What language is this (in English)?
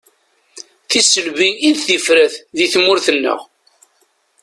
Kabyle